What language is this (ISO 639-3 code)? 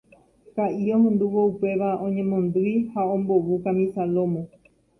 grn